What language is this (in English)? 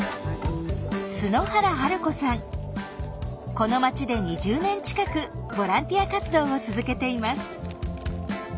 Japanese